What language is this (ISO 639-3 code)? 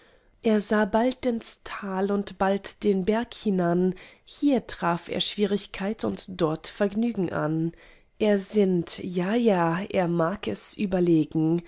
deu